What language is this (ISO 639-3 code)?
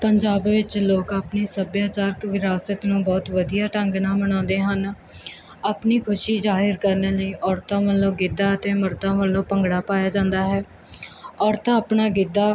pan